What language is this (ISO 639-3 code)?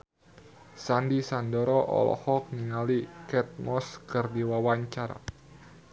sun